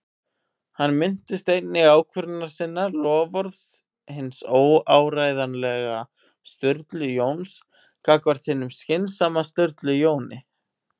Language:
Icelandic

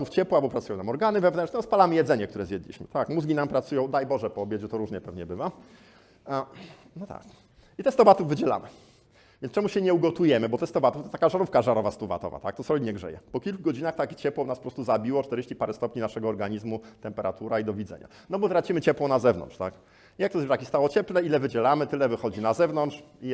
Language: Polish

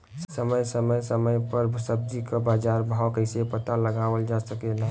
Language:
Bhojpuri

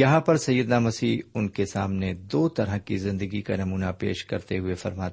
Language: Urdu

